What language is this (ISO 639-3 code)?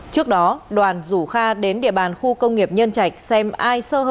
vie